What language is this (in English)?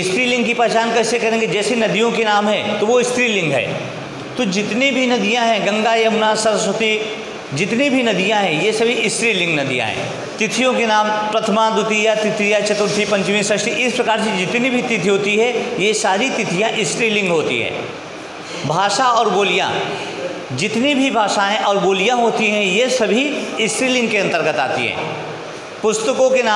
Hindi